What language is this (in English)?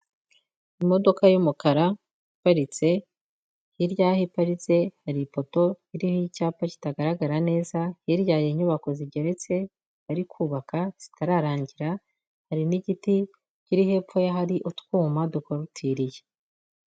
Kinyarwanda